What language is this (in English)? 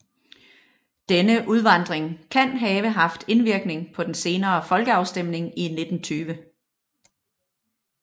Danish